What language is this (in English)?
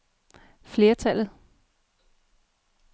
Danish